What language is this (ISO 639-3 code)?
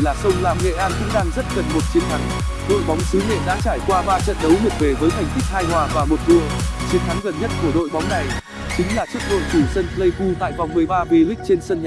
vie